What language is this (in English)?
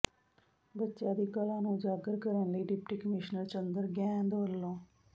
Punjabi